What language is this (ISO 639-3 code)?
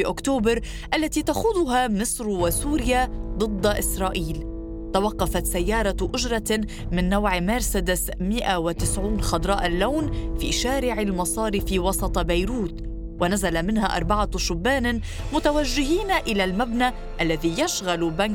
ara